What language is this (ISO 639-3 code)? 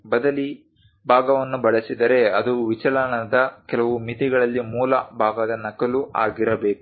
kan